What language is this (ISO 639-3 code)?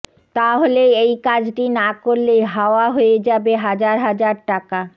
ben